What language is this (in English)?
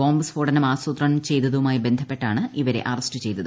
Malayalam